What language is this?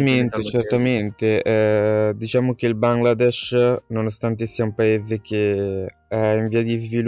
Italian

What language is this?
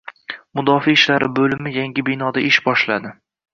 Uzbek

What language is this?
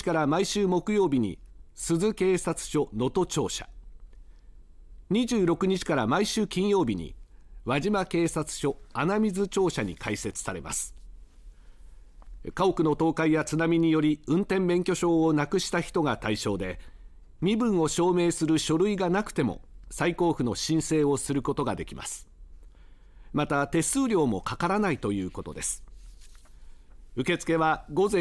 Japanese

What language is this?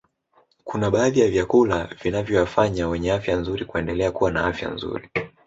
Swahili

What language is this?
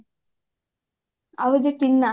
Odia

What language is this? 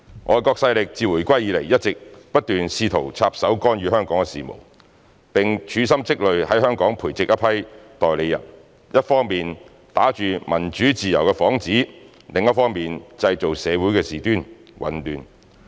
Cantonese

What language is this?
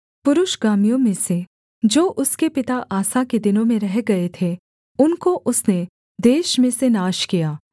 Hindi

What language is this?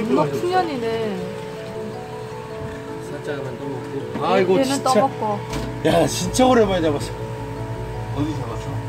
Korean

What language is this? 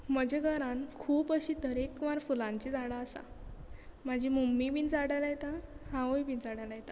Konkani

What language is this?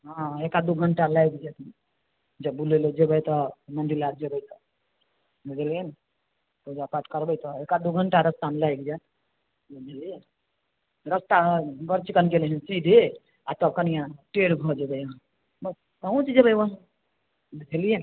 Maithili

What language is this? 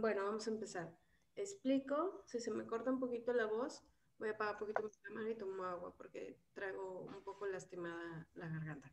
Spanish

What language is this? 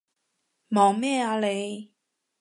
Cantonese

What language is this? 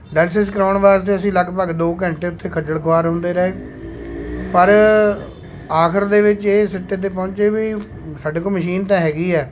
Punjabi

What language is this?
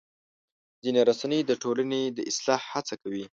Pashto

